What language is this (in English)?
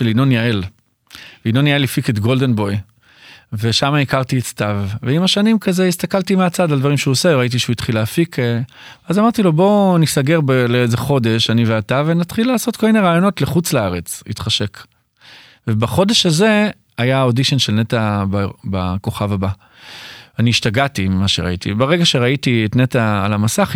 Hebrew